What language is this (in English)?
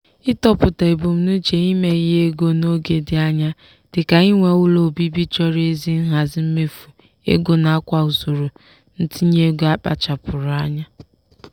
Igbo